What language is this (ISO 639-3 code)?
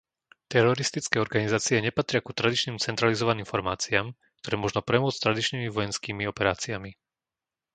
slk